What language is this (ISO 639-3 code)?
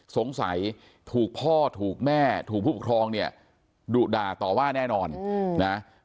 tha